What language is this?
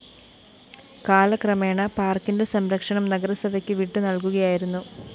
Malayalam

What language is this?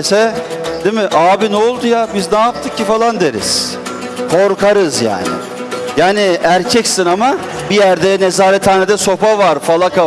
Turkish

